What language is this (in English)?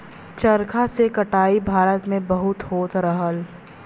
Bhojpuri